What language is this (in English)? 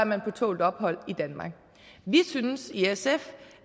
Danish